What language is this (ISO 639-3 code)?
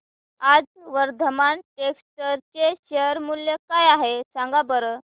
mar